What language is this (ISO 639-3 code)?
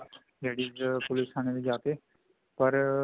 pan